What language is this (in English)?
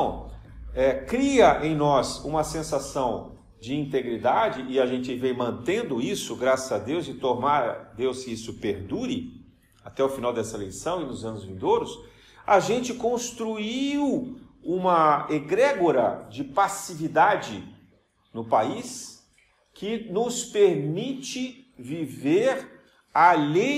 Portuguese